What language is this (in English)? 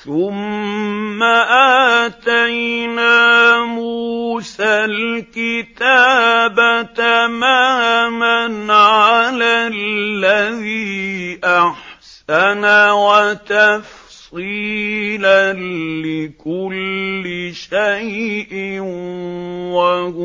Arabic